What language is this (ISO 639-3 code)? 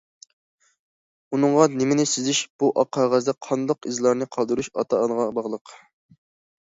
uig